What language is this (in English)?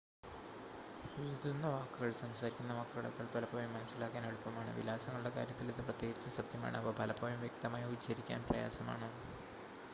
Malayalam